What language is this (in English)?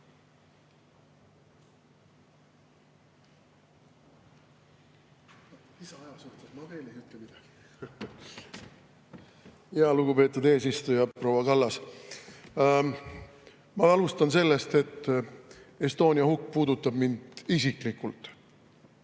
Estonian